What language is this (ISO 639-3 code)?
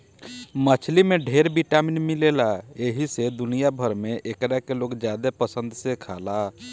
bho